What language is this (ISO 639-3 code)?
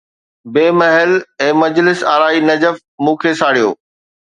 snd